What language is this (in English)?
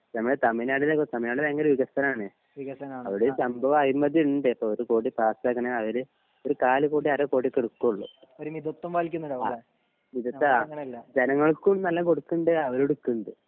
Malayalam